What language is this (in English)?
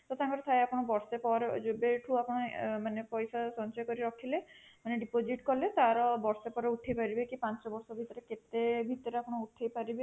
Odia